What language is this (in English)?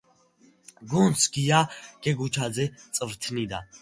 Georgian